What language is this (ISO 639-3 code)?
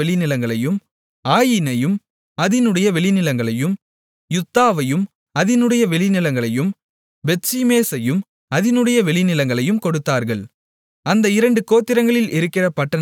tam